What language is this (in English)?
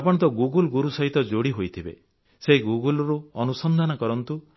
Odia